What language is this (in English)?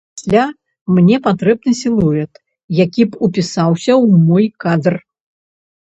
Belarusian